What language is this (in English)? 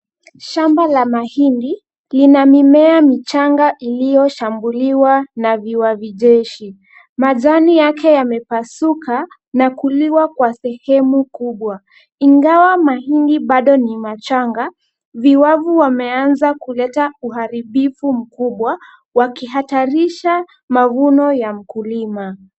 Swahili